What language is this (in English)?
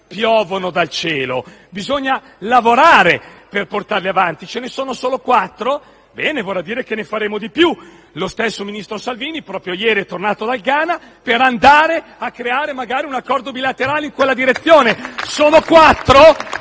Italian